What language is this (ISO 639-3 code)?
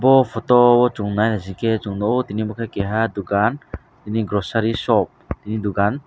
trp